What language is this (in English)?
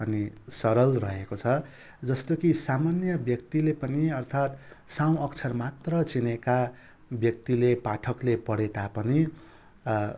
Nepali